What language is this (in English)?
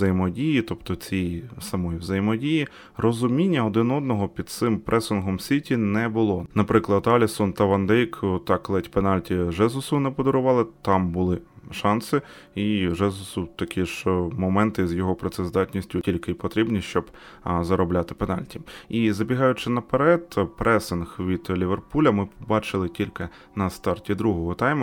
Ukrainian